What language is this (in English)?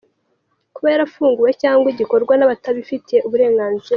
Kinyarwanda